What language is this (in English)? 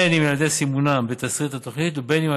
Hebrew